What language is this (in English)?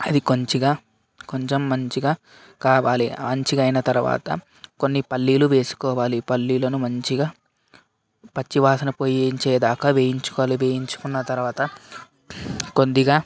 Telugu